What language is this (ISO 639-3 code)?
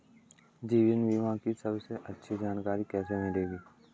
hin